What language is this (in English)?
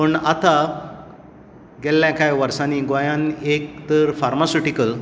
Konkani